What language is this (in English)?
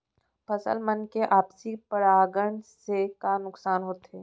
Chhattisgarhi